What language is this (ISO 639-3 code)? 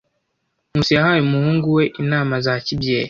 kin